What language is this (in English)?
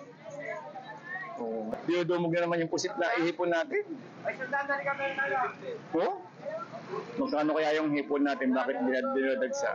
Filipino